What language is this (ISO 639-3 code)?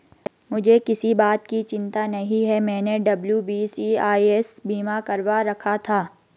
hin